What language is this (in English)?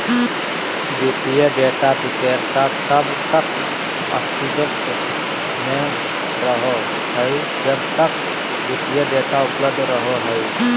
Magahi